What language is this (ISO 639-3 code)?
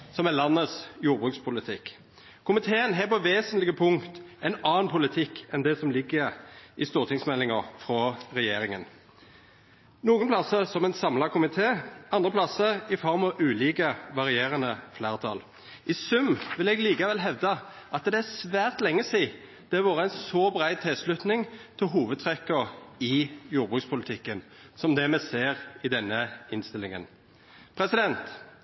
nno